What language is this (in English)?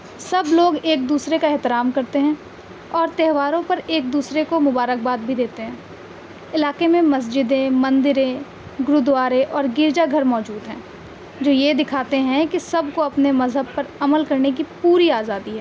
Urdu